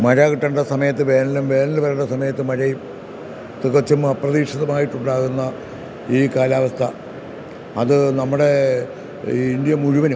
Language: Malayalam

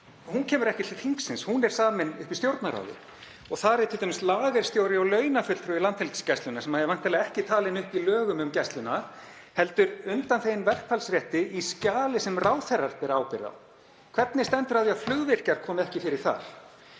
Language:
Icelandic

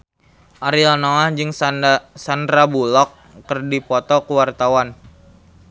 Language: Sundanese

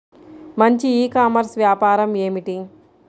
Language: Telugu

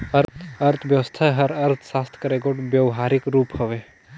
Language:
Chhattisgarhi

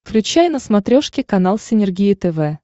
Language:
Russian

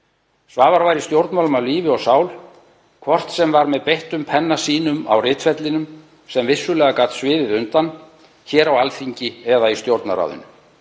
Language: Icelandic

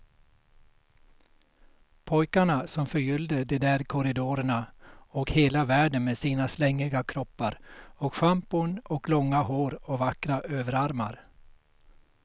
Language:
Swedish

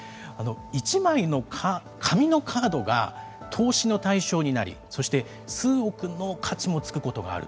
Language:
Japanese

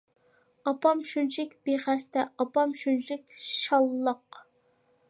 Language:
Uyghur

